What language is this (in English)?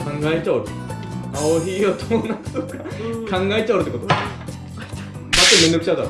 Japanese